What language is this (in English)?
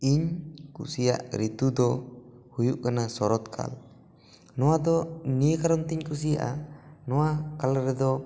Santali